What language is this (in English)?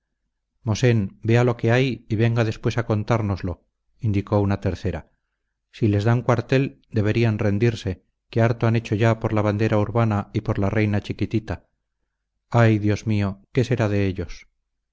Spanish